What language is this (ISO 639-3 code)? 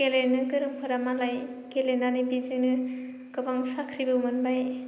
brx